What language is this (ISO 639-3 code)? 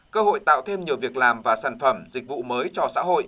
vie